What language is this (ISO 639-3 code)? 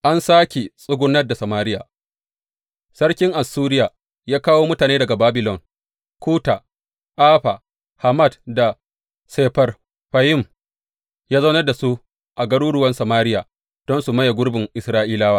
hau